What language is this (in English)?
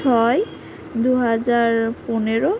Bangla